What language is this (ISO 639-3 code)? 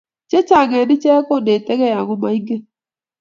kln